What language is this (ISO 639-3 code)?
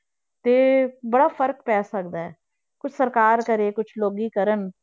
pan